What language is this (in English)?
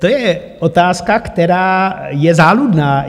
Czech